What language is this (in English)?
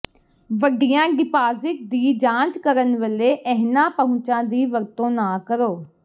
Punjabi